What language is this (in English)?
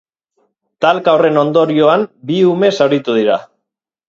Basque